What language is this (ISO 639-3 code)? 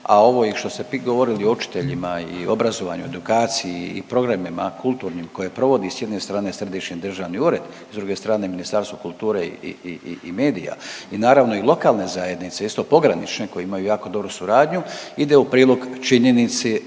hrv